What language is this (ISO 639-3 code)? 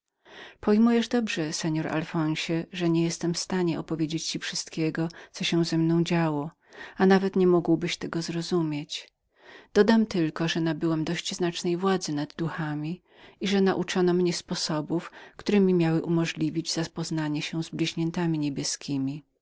pol